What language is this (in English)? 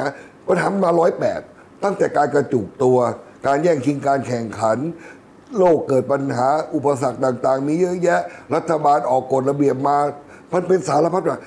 Thai